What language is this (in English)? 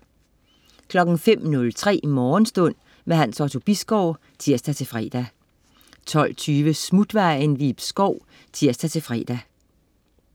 Danish